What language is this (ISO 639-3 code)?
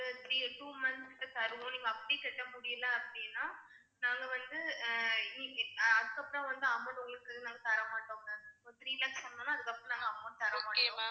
tam